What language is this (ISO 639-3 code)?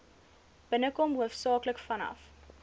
afr